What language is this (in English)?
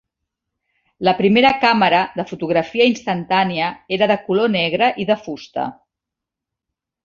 Catalan